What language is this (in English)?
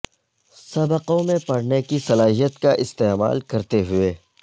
Urdu